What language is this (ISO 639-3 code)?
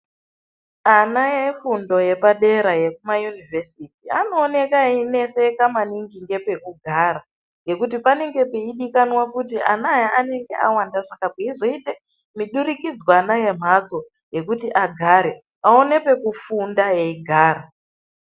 ndc